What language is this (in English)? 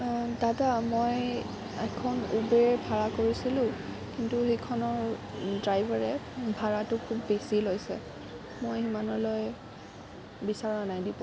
Assamese